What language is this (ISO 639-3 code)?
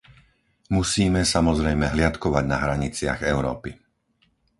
slk